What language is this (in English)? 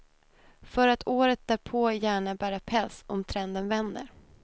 Swedish